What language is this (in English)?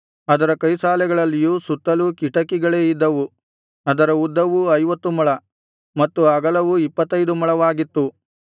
Kannada